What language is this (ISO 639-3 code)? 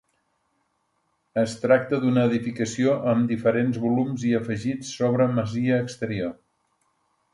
cat